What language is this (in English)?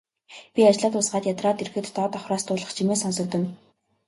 Mongolian